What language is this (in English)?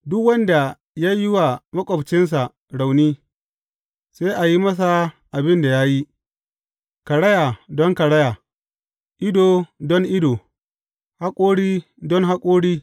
Hausa